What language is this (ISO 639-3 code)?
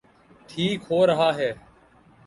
urd